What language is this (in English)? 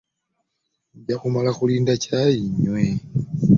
Ganda